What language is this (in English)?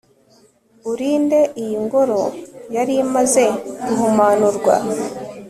Kinyarwanda